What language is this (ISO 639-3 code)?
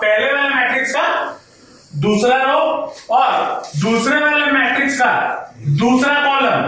hin